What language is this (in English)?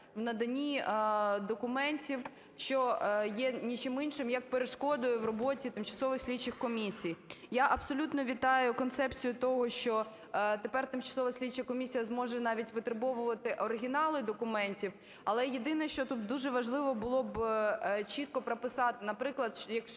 Ukrainian